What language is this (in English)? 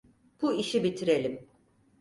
Turkish